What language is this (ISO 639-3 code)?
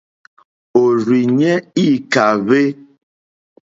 bri